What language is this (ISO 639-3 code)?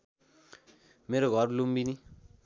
nep